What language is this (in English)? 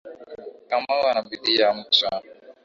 Swahili